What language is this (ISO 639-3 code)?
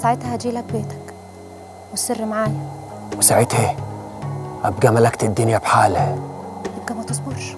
ara